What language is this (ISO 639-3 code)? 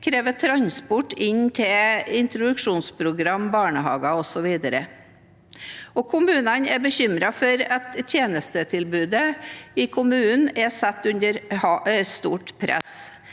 nor